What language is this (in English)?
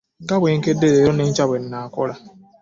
Ganda